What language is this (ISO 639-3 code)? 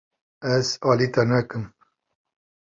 kur